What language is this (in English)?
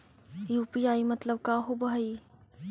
Magahi